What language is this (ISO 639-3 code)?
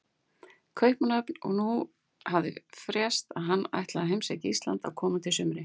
isl